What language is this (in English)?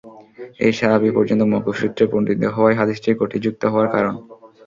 Bangla